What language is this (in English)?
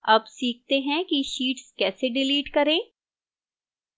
Hindi